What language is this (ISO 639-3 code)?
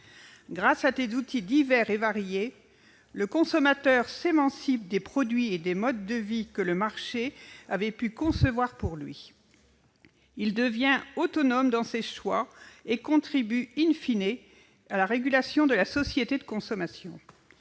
fra